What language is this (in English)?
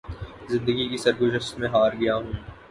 Urdu